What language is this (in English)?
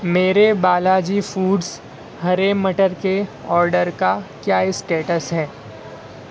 Urdu